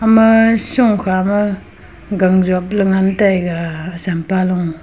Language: Wancho Naga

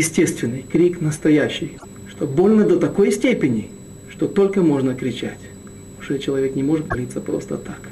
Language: Russian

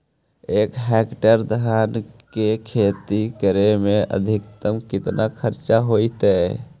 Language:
Magahi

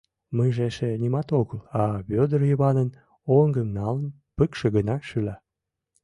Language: Mari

